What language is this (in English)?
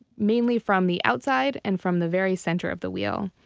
English